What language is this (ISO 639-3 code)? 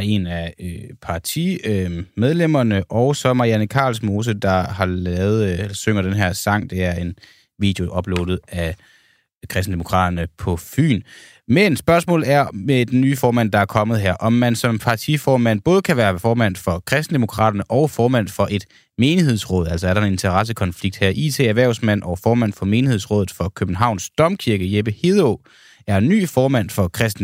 dan